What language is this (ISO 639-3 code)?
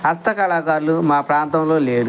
tel